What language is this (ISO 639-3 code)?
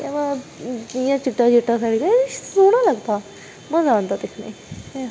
doi